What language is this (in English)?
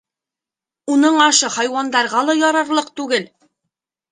Bashkir